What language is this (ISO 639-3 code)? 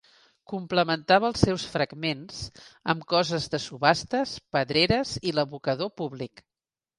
cat